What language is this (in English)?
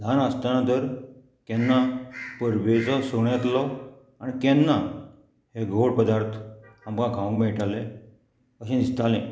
Konkani